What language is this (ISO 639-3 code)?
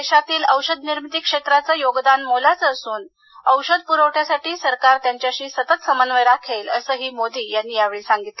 mar